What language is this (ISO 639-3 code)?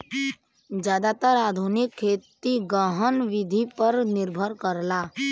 bho